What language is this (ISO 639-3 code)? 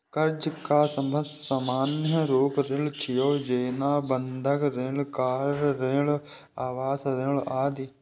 mai